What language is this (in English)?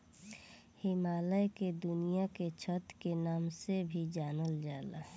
Bhojpuri